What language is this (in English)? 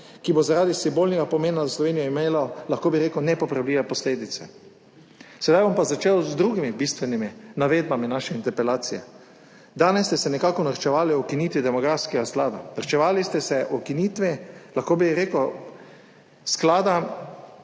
Slovenian